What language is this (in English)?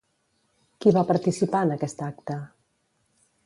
Catalan